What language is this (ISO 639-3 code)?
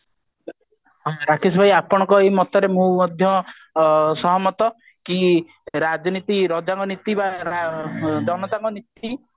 ori